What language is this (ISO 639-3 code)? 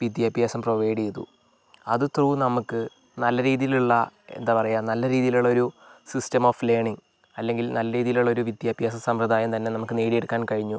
mal